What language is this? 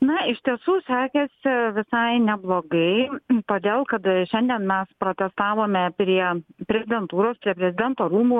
Lithuanian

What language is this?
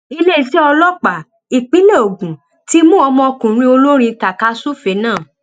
Yoruba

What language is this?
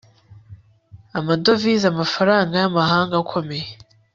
Kinyarwanda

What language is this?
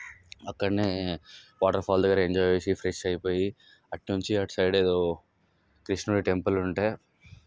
Telugu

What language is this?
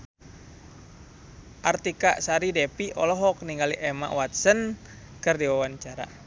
Sundanese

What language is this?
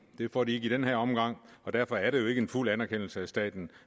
Danish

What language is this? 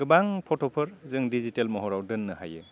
Bodo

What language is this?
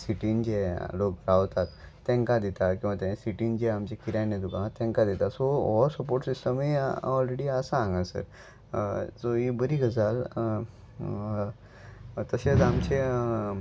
Konkani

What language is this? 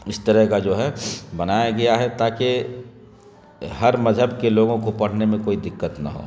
Urdu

